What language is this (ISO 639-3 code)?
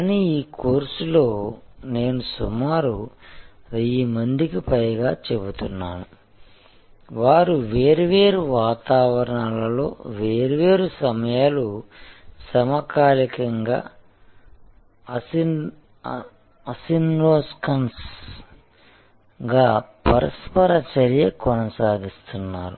tel